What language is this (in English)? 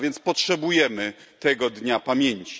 Polish